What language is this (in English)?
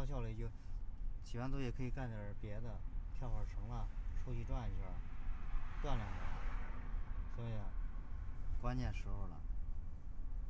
Chinese